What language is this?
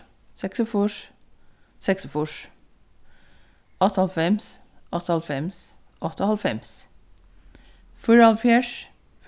Faroese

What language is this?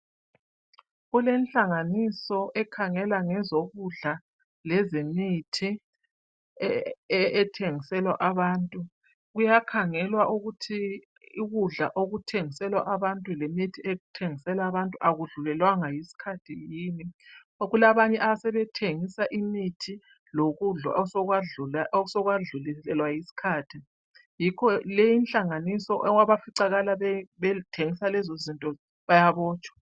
North Ndebele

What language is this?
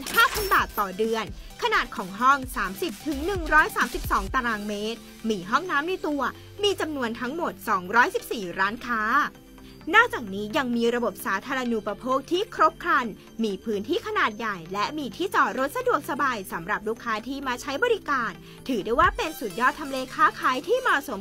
Thai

